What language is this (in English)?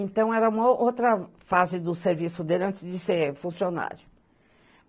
Portuguese